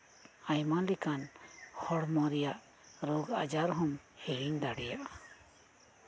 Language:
Santali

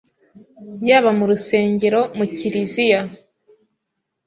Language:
Kinyarwanda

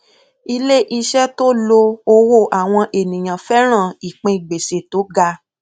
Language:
Yoruba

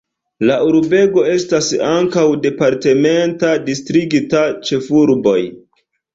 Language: Esperanto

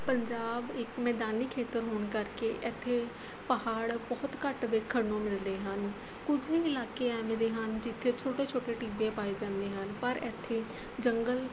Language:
Punjabi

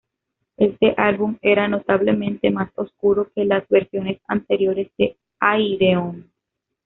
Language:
Spanish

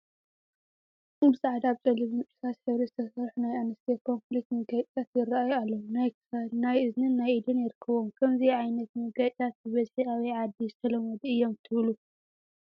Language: Tigrinya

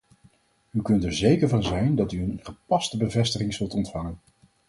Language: Dutch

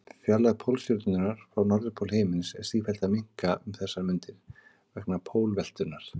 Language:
Icelandic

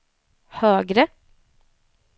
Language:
Swedish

